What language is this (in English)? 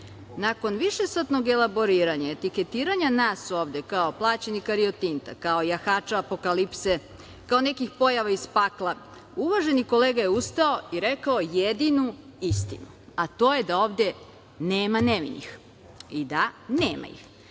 Serbian